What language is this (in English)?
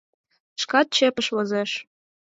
Mari